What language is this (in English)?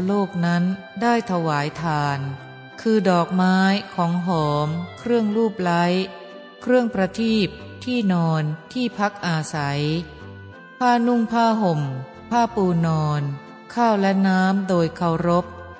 Thai